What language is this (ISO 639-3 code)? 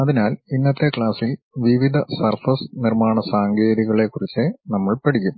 mal